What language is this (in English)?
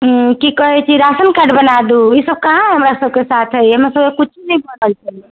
Maithili